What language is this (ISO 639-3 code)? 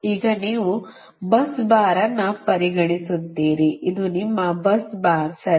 kan